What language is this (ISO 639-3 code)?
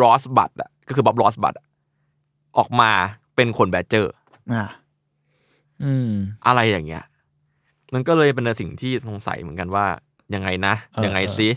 tha